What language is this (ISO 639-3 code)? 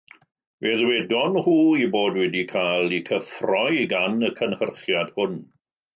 cym